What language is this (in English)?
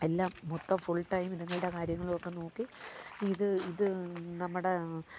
Malayalam